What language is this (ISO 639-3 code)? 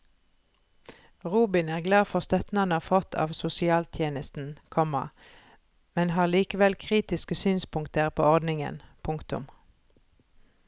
nor